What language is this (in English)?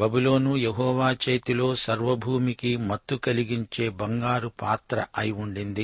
Telugu